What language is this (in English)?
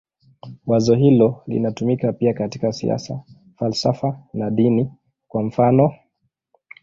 Swahili